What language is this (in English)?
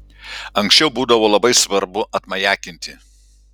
Lithuanian